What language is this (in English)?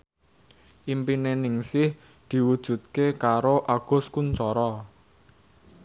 Javanese